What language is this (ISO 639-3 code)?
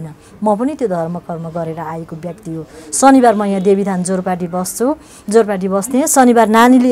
tur